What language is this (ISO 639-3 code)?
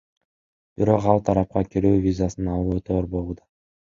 kir